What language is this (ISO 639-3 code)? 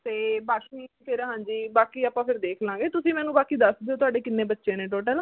pan